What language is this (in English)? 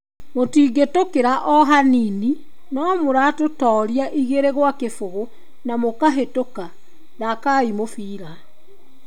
Kikuyu